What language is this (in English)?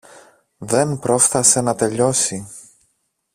Greek